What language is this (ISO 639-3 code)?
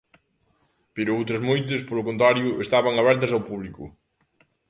glg